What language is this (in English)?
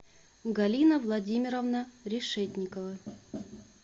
Russian